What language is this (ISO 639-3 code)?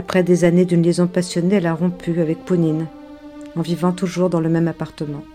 fra